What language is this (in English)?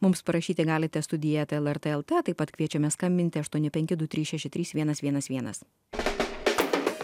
Lithuanian